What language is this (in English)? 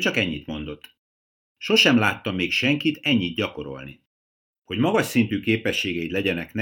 Hungarian